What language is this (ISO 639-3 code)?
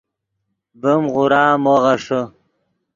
ydg